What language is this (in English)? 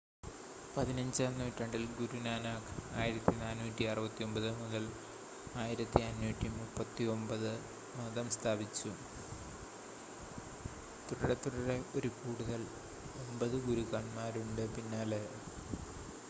Malayalam